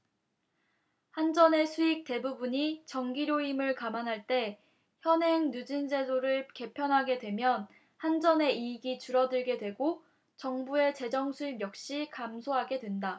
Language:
Korean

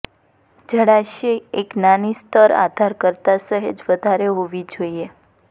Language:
Gujarati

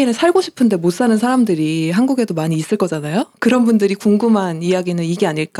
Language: Korean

